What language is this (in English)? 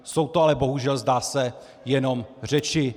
Czech